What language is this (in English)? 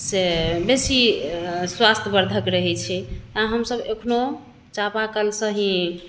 Maithili